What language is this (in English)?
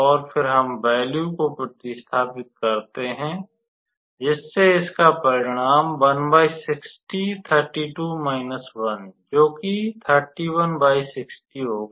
Hindi